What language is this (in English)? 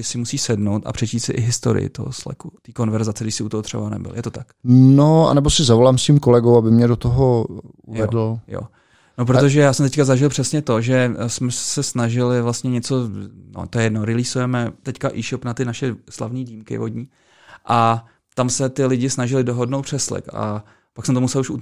Czech